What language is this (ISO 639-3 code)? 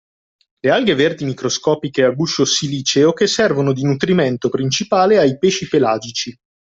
ita